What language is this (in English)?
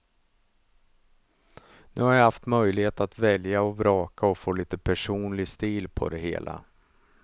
Swedish